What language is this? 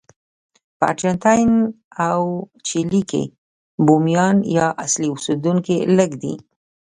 Pashto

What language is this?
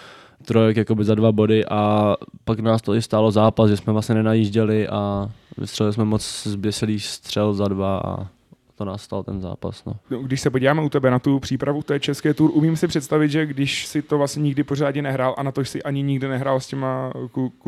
Czech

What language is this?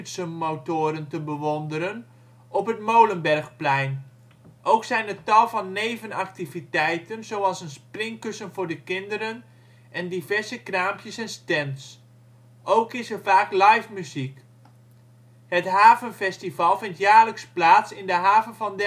Dutch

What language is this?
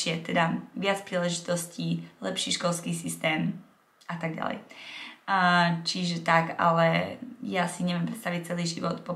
Czech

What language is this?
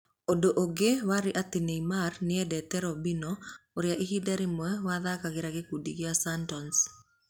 Kikuyu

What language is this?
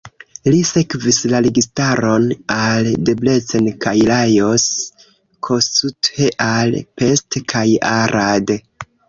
Esperanto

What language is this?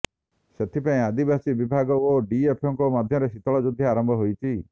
Odia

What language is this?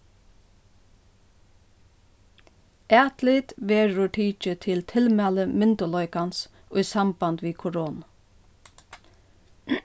Faroese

